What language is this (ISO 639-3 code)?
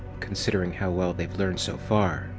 eng